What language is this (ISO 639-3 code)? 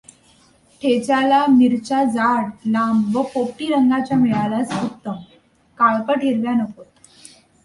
mar